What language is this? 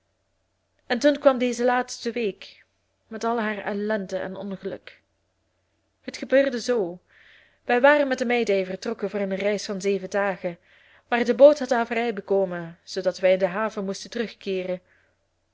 Dutch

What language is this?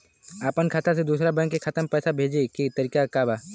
Bhojpuri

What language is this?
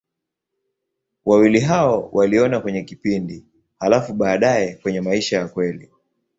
Swahili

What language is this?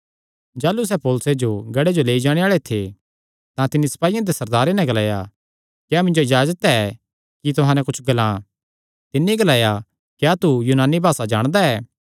Kangri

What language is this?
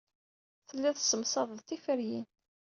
Kabyle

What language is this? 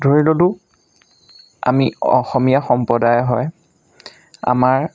Assamese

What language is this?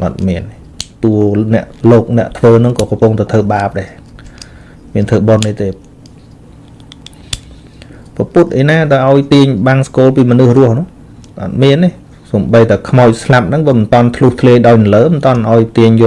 Vietnamese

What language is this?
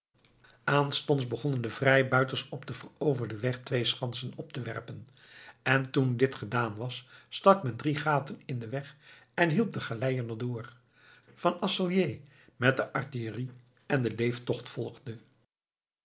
Dutch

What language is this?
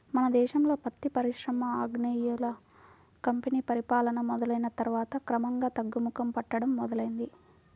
Telugu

